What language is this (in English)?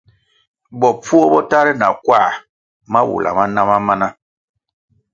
Kwasio